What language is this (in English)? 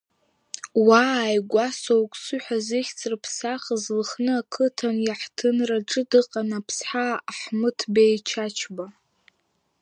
Abkhazian